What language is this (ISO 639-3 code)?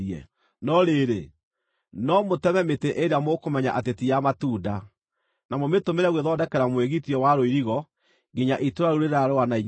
kik